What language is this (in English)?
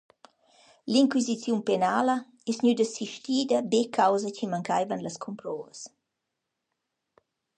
Romansh